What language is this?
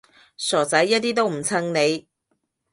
Cantonese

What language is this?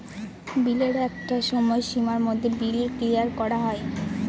Bangla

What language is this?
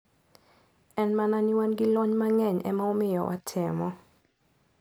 Luo (Kenya and Tanzania)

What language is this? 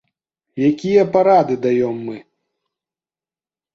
Belarusian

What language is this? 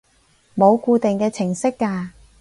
Cantonese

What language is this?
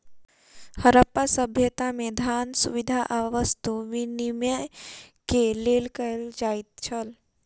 Maithili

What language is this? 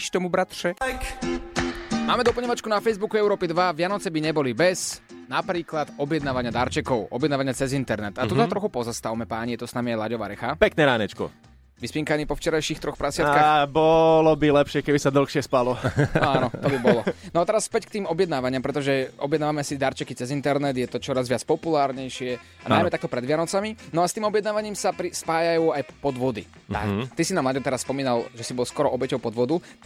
Slovak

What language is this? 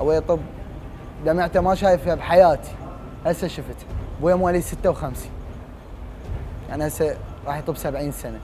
Arabic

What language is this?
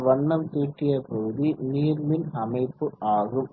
Tamil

